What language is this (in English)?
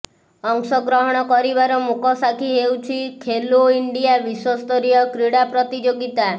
Odia